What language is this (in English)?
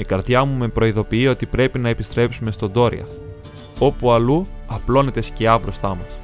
Greek